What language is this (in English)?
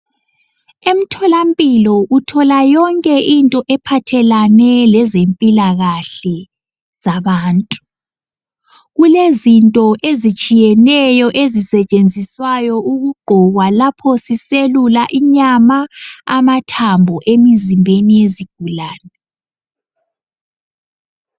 North Ndebele